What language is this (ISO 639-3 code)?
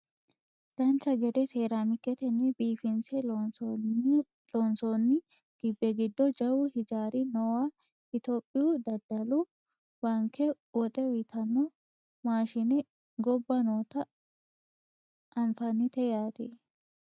sid